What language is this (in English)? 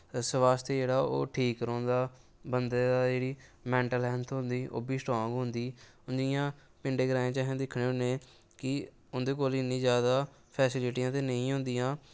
Dogri